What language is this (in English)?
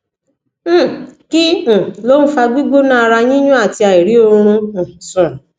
Yoruba